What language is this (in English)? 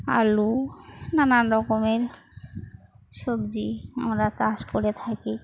Bangla